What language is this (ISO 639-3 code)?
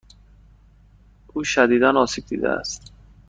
fas